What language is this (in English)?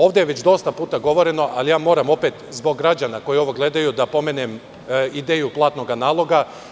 Serbian